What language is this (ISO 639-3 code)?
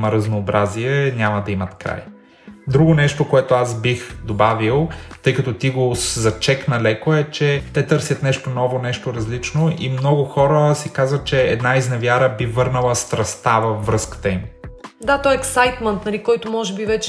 bul